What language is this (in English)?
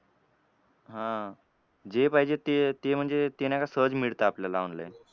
Marathi